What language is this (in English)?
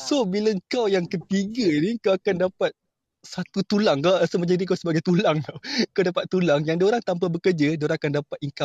Malay